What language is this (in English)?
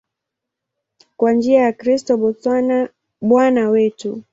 Swahili